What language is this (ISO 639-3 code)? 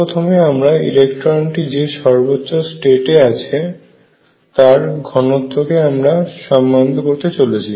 ben